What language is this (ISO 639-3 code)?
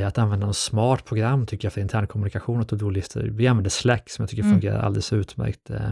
swe